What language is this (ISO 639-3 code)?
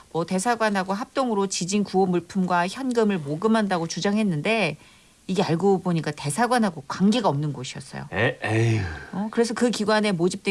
kor